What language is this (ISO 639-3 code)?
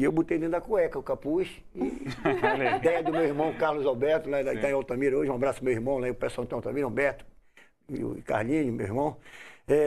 por